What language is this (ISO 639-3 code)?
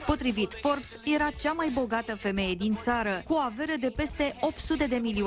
ron